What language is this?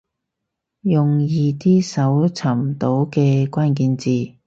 Cantonese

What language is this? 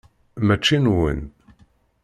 Kabyle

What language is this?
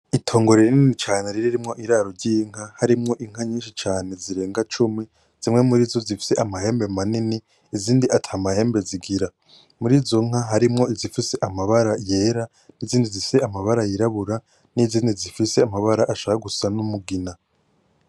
Rundi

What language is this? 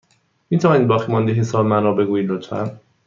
Persian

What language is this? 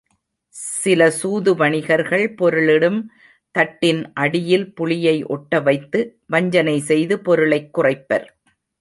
Tamil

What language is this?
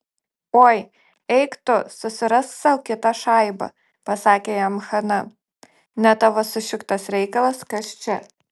Lithuanian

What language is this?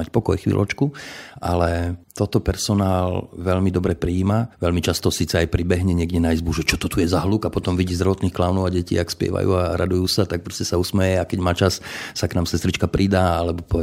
Slovak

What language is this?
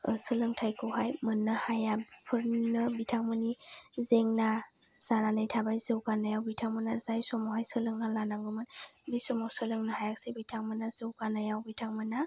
Bodo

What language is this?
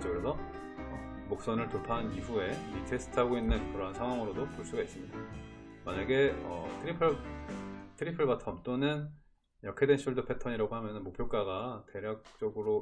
Korean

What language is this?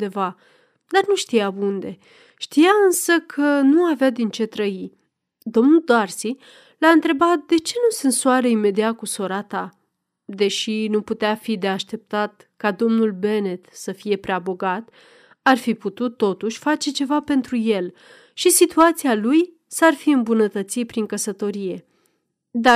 Romanian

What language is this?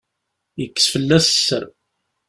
Kabyle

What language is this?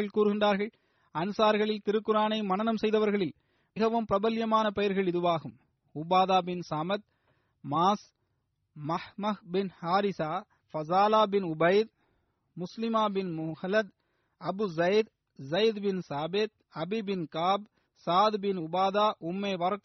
Tamil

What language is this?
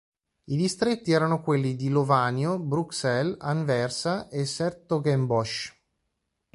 Italian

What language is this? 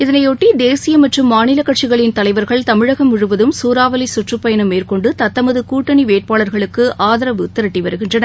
Tamil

